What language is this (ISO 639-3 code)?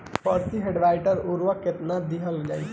bho